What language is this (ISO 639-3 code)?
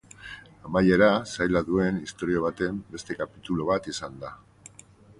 eus